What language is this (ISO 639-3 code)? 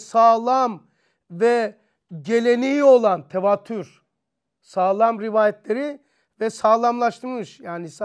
tur